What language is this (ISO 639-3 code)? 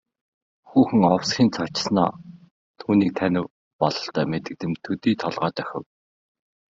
mon